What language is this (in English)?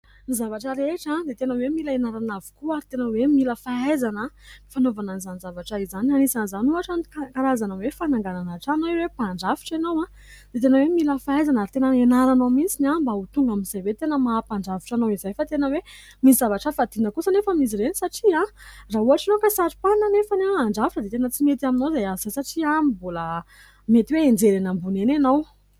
Malagasy